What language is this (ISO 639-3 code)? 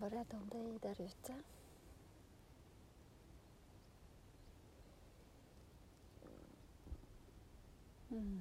swe